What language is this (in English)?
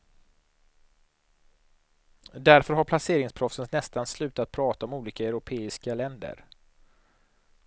Swedish